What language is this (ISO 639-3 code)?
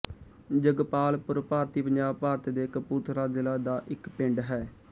pan